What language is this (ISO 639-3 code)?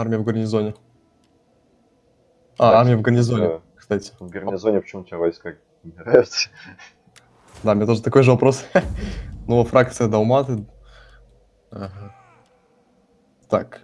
rus